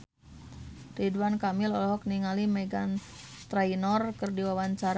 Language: Sundanese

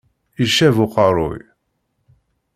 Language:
Kabyle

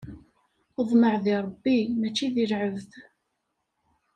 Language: Kabyle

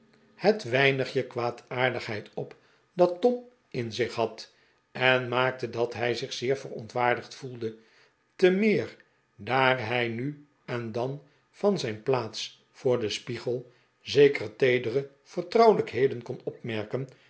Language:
Dutch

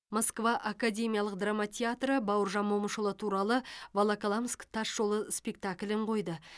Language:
Kazakh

